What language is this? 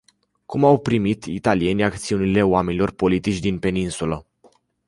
Romanian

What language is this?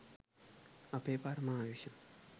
Sinhala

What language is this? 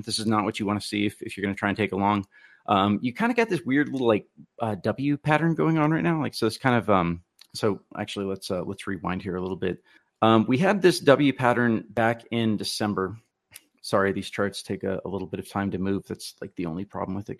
English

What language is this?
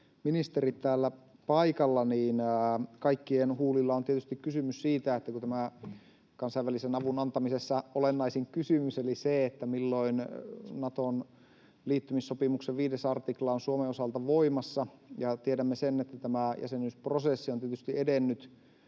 Finnish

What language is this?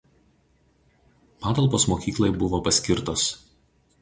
Lithuanian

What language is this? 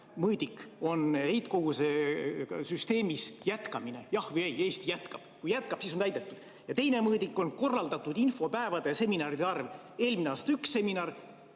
Estonian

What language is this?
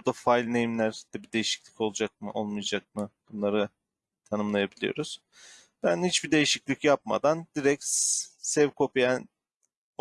Turkish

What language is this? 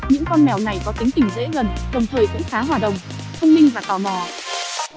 Vietnamese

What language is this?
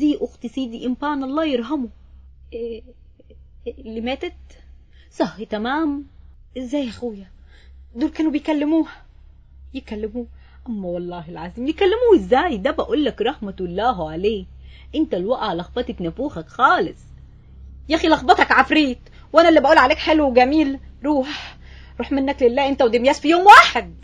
Arabic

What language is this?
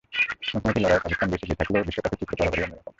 Bangla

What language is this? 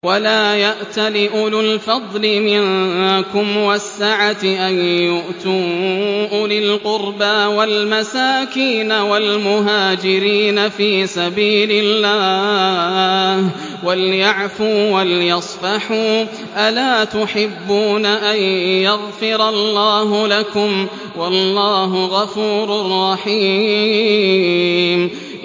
Arabic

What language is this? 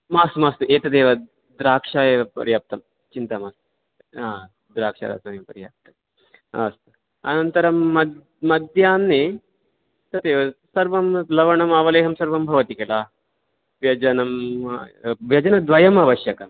Sanskrit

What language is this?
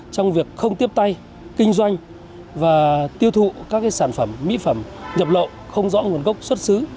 Vietnamese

